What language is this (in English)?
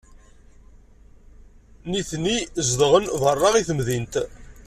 Kabyle